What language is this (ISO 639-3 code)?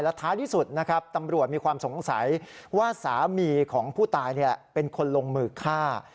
tha